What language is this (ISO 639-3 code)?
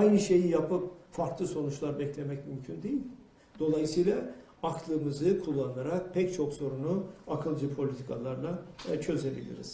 tur